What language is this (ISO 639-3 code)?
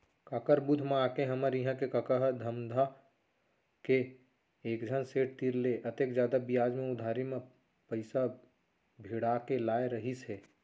hne